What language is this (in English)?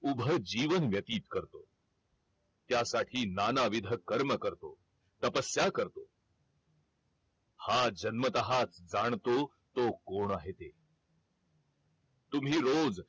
Marathi